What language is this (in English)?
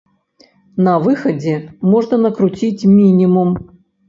Belarusian